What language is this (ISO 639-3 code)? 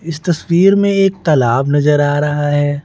hin